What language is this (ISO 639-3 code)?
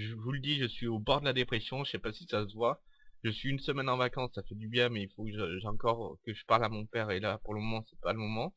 fra